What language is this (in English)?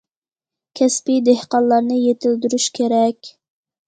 Uyghur